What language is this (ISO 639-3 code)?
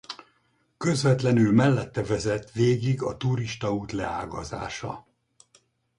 hun